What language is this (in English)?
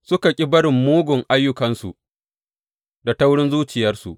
Hausa